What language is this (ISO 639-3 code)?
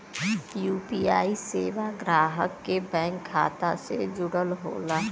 bho